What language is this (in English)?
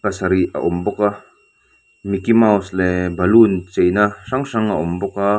Mizo